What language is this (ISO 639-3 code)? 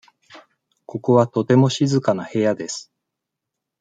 jpn